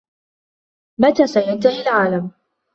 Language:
Arabic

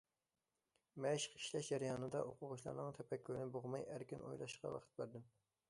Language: Uyghur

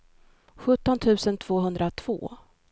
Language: Swedish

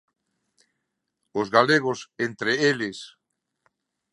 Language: Galician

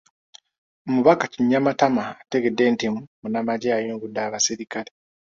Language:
Ganda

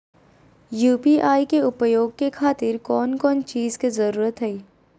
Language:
Magahi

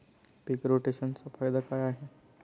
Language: Marathi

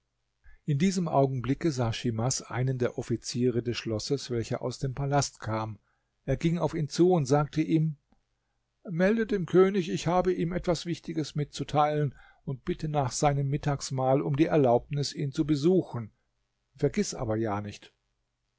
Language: German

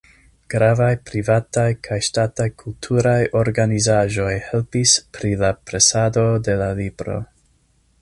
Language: Esperanto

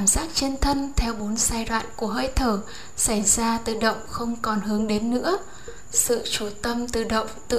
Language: Vietnamese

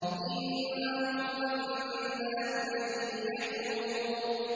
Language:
Arabic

